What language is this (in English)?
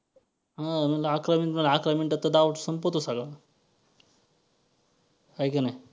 Marathi